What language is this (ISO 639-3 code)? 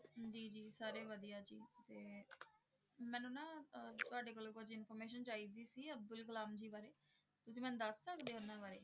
pan